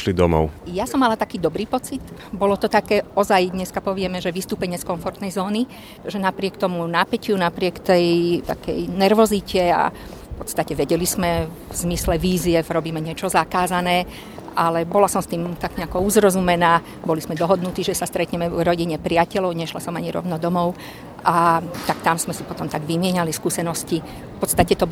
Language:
Slovak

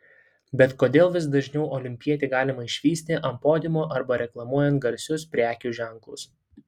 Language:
Lithuanian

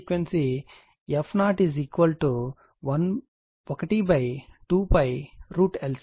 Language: Telugu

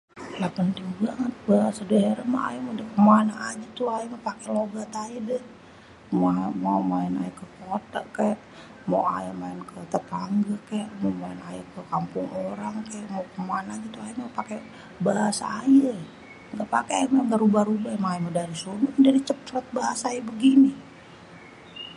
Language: Betawi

